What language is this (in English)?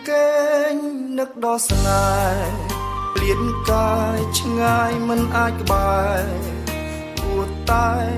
Thai